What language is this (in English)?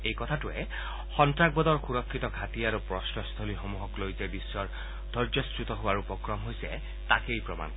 Assamese